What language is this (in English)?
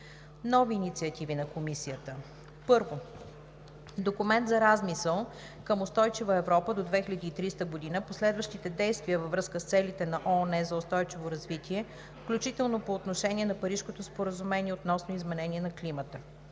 Bulgarian